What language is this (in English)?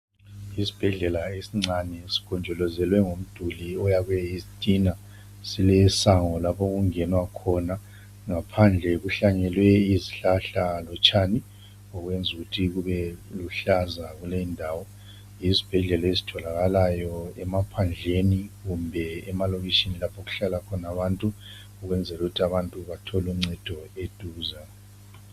North Ndebele